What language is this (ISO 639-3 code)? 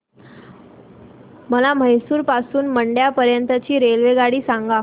mar